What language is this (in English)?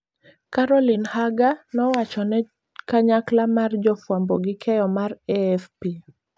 Luo (Kenya and Tanzania)